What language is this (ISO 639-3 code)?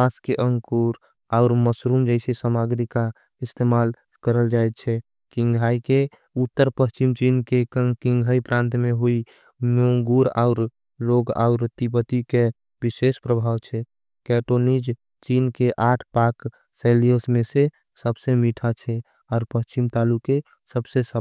anp